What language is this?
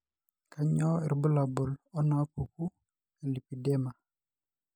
Masai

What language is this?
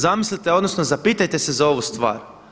Croatian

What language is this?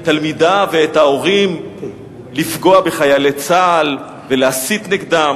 Hebrew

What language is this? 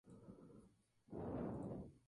Spanish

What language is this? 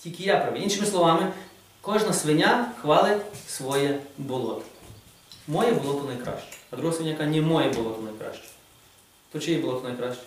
Ukrainian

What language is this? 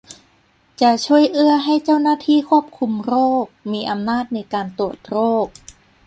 Thai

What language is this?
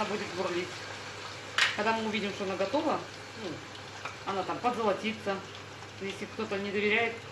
Russian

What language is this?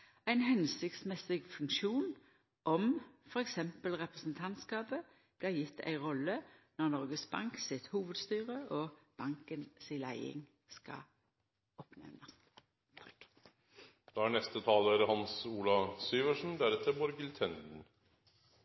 Norwegian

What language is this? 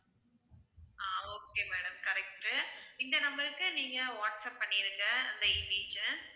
Tamil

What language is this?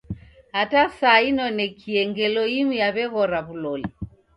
Taita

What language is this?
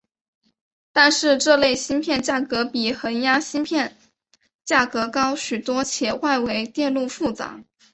Chinese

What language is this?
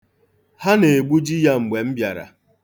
Igbo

